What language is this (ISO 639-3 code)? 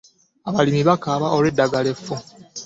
lug